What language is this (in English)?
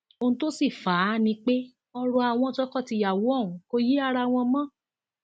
Yoruba